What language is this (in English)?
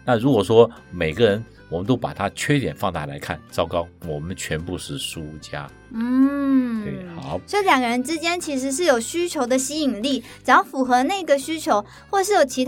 Chinese